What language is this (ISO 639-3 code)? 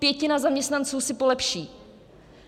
ces